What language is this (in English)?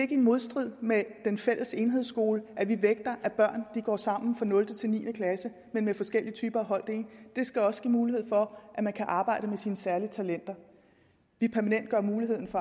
Danish